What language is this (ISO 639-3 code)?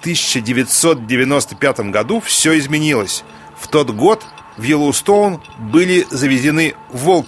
rus